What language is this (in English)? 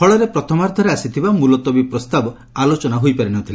Odia